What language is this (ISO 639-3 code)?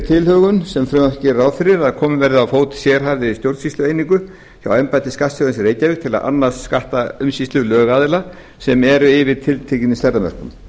isl